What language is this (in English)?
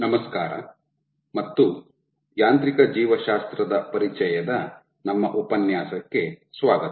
Kannada